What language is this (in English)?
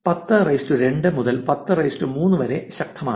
Malayalam